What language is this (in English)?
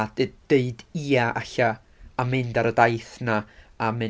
Welsh